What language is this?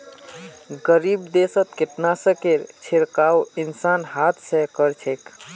Magahi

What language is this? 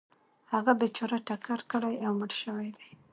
Pashto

